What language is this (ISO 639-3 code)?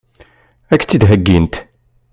kab